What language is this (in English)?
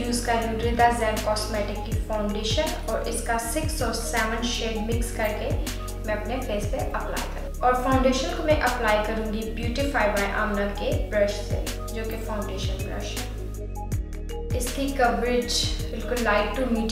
Hindi